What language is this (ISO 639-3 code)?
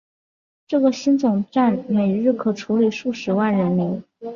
zho